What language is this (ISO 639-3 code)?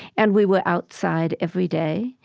eng